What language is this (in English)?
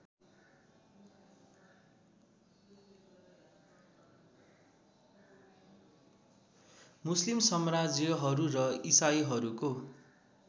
Nepali